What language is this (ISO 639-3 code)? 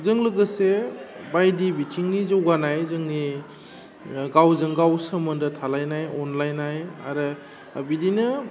brx